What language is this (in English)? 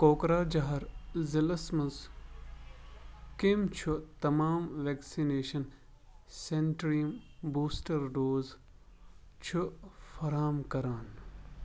Kashmiri